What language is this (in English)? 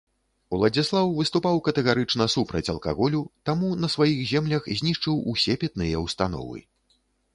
Belarusian